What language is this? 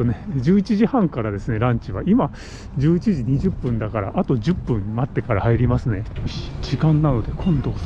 Japanese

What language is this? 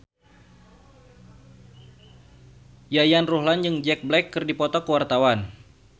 Sundanese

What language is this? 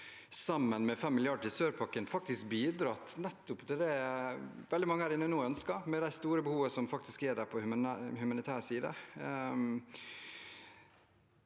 Norwegian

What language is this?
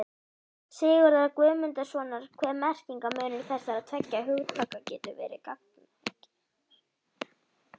Icelandic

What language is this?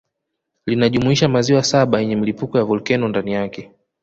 Swahili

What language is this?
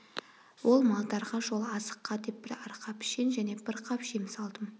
Kazakh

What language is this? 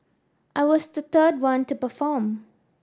English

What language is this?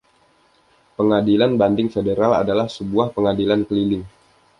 Indonesian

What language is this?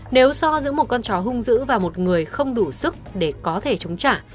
Vietnamese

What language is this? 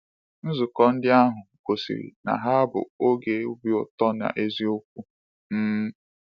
Igbo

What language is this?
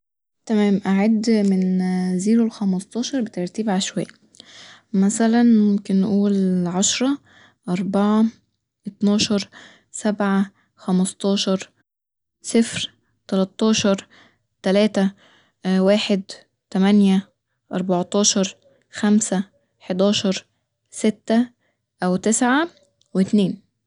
Egyptian Arabic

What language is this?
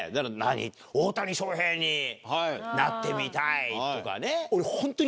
Japanese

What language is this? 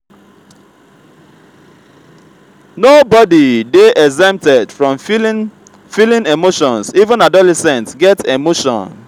Nigerian Pidgin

